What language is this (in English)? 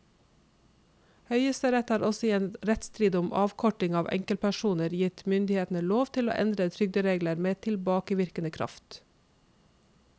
Norwegian